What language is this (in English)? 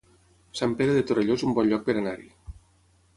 Catalan